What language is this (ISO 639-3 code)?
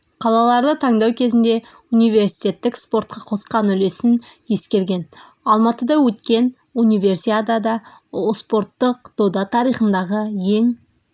kaz